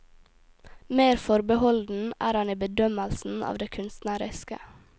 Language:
Norwegian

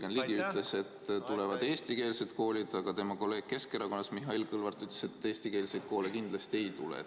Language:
Estonian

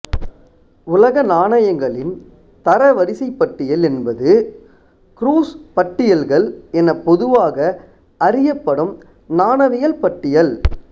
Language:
Tamil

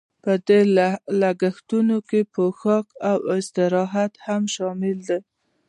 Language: Pashto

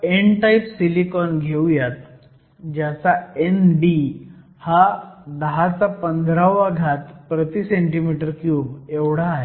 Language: Marathi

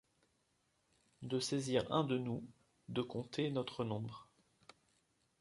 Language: French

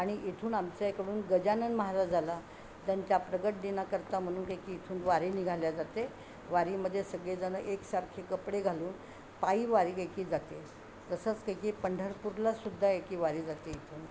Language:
Marathi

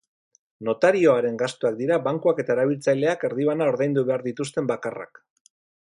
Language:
Basque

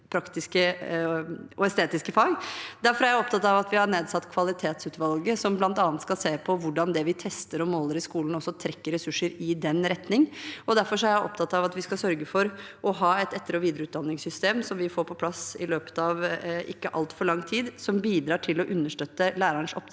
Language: Norwegian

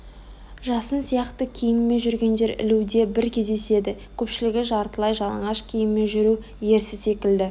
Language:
Kazakh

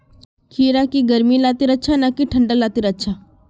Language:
Magahi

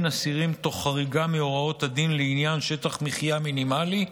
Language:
Hebrew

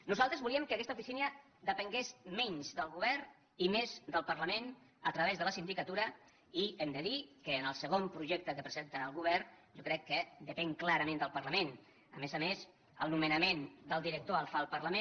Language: Catalan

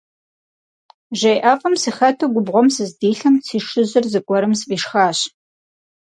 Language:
Kabardian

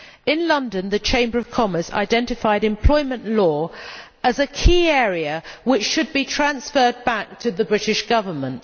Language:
English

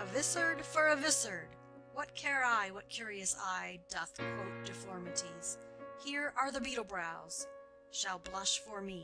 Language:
English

